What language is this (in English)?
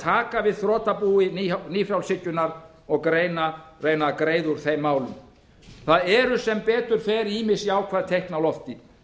Icelandic